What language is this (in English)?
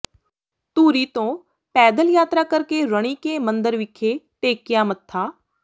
Punjabi